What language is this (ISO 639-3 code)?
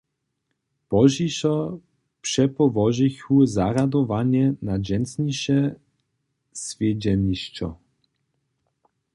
hsb